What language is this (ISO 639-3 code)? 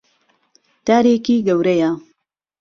ckb